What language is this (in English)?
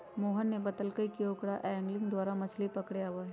Magahi